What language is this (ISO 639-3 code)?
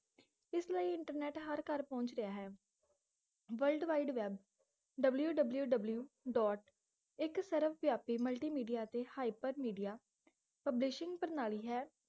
pan